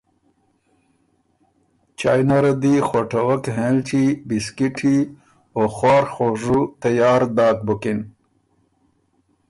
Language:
Ormuri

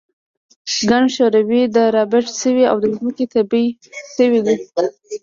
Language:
Pashto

